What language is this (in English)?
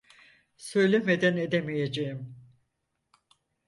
Turkish